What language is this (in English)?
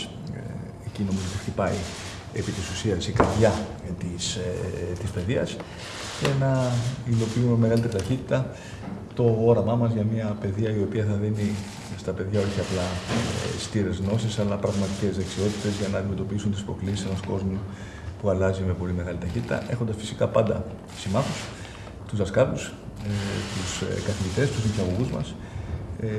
Greek